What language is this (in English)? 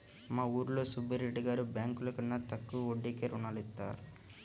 Telugu